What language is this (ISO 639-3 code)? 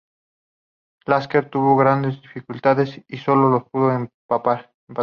spa